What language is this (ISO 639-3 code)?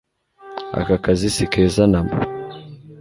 kin